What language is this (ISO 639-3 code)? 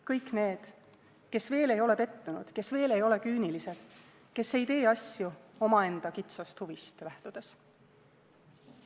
est